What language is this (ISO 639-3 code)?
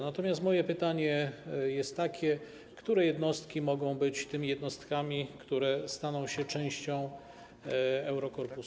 pol